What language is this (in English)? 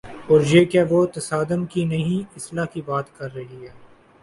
Urdu